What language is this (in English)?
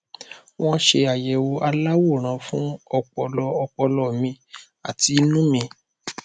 Yoruba